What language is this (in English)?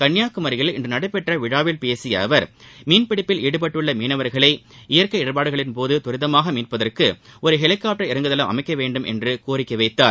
Tamil